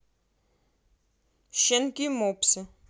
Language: Russian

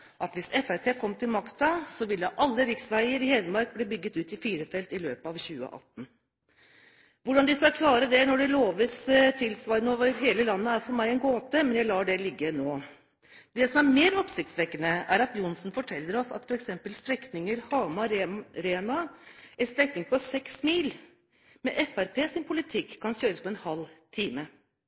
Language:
Norwegian Bokmål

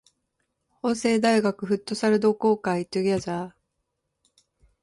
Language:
Japanese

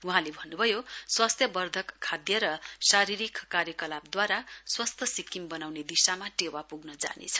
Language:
Nepali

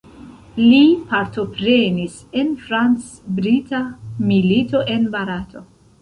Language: Esperanto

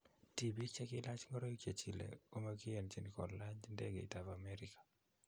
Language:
Kalenjin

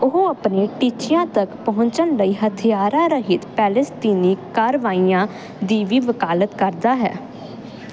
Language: Punjabi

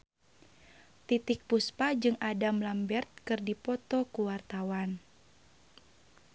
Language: Sundanese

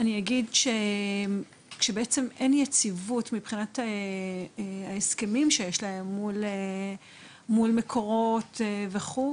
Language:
Hebrew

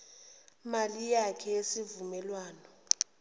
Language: Zulu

